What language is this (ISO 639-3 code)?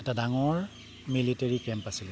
asm